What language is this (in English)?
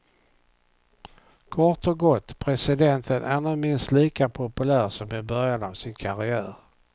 Swedish